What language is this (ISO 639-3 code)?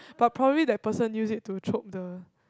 eng